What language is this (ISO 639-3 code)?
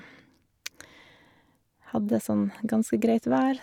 nor